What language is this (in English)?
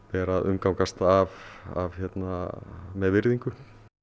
Icelandic